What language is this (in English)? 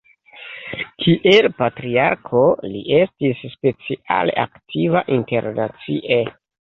Esperanto